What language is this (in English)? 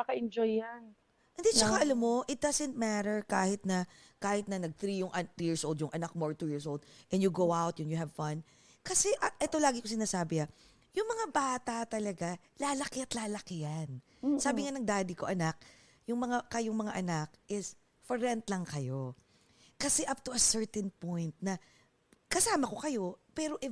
Filipino